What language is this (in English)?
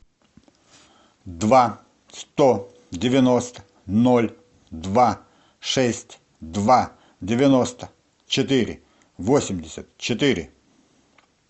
Russian